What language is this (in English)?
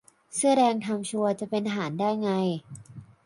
Thai